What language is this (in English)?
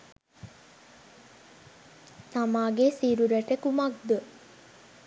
Sinhala